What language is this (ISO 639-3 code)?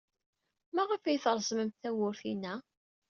kab